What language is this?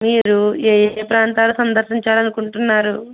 Telugu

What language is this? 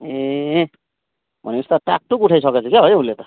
Nepali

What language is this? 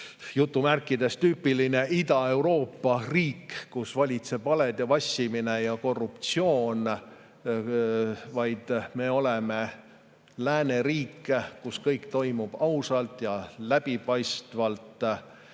Estonian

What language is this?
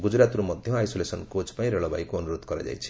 Odia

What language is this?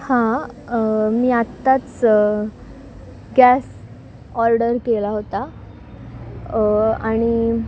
Marathi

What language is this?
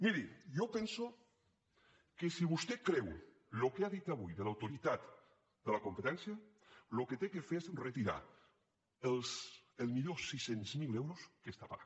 Catalan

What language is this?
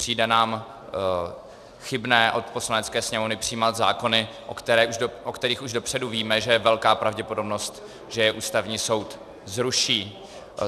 Czech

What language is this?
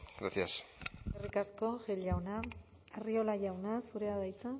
Basque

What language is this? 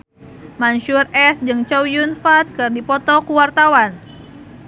Sundanese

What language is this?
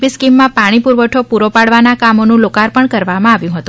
Gujarati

